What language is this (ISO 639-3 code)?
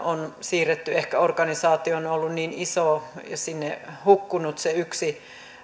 fin